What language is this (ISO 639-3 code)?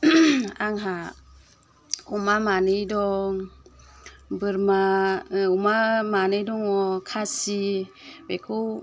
brx